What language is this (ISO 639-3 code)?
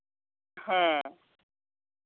sat